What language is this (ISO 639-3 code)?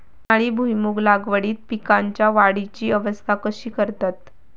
mar